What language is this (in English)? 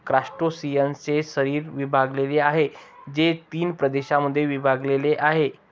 Marathi